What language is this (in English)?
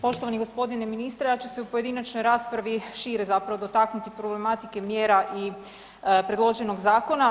Croatian